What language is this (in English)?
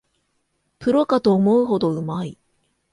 Japanese